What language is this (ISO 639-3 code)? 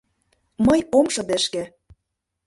chm